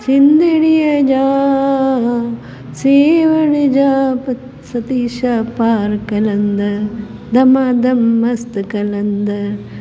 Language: Sindhi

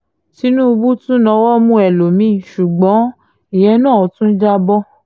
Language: Yoruba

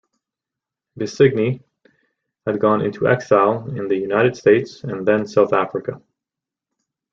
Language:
English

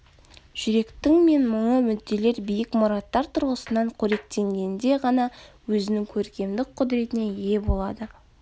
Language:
Kazakh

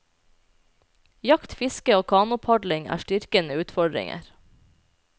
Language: Norwegian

